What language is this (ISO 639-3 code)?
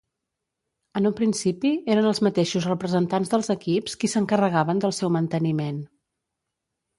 cat